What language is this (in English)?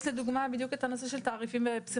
Hebrew